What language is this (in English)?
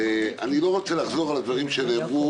Hebrew